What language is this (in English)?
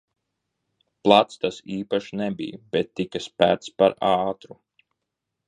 Latvian